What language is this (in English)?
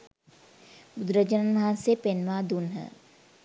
Sinhala